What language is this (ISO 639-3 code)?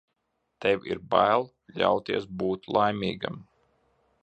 lav